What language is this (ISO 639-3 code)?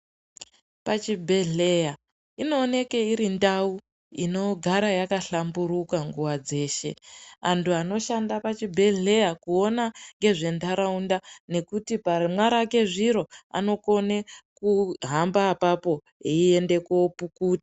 ndc